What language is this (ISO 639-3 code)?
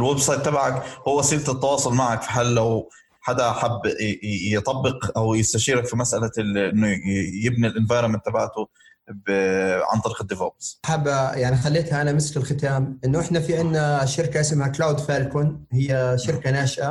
ara